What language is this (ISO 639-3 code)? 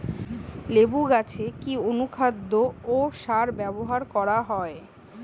ben